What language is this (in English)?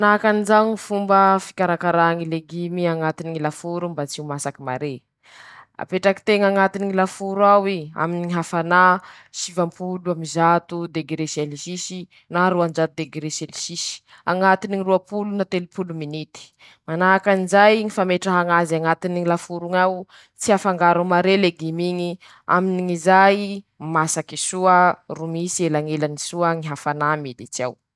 Masikoro Malagasy